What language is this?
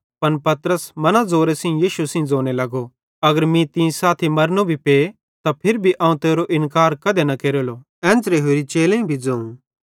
Bhadrawahi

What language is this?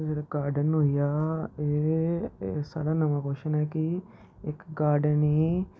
Dogri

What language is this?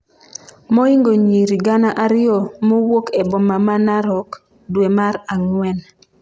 Luo (Kenya and Tanzania)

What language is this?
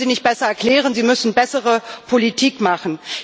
German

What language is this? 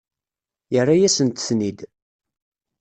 Kabyle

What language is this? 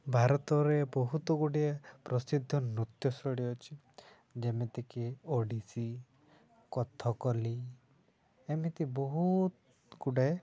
Odia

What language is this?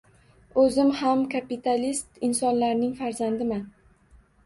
Uzbek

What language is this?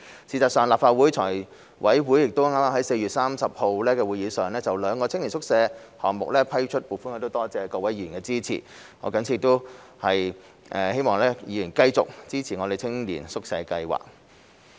Cantonese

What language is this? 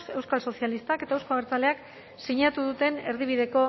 Basque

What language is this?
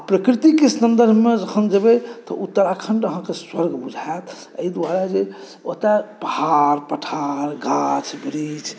Maithili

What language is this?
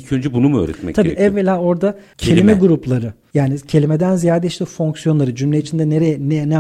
Turkish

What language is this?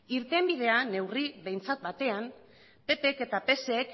Basque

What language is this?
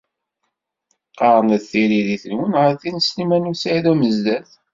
Kabyle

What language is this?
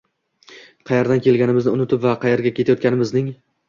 Uzbek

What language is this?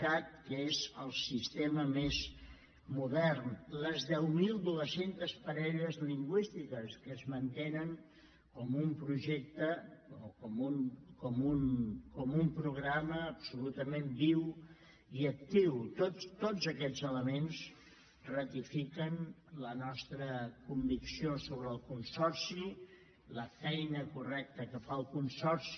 Catalan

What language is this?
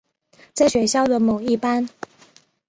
Chinese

